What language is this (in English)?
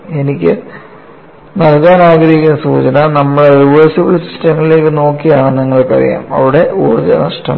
Malayalam